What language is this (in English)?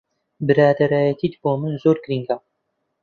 Central Kurdish